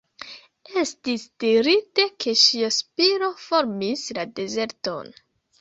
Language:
Esperanto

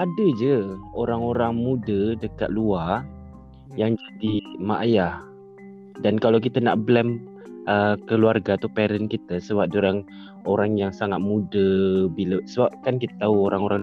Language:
Malay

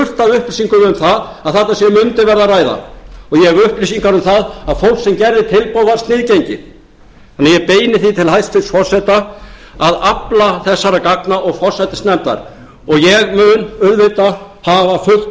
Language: Icelandic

